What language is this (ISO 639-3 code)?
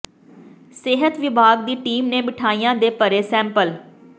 pan